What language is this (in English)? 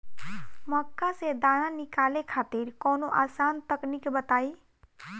Bhojpuri